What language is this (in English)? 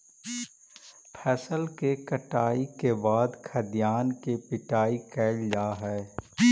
Magahi